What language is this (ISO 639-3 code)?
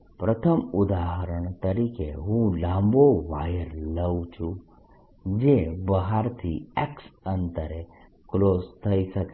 guj